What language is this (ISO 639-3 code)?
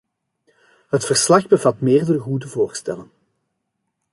nld